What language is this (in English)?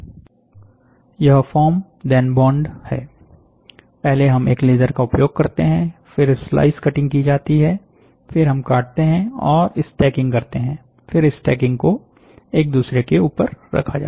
Hindi